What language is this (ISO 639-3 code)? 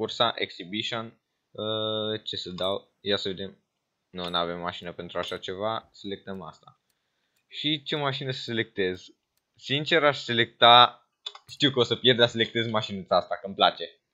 ron